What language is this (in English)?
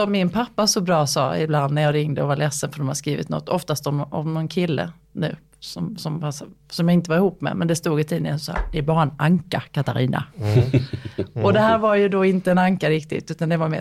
Swedish